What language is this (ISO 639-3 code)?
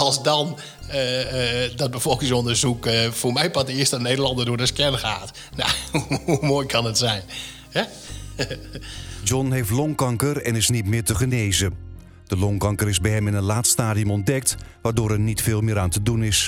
nld